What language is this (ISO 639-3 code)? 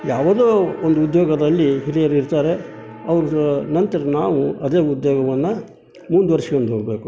kan